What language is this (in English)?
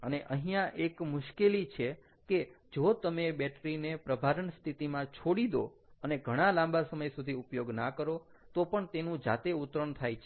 Gujarati